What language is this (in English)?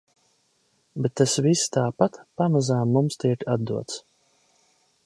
Latvian